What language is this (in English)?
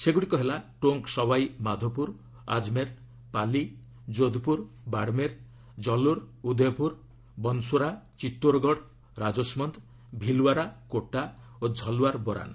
Odia